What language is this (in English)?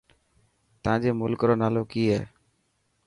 Dhatki